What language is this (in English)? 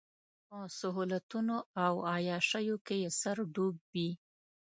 Pashto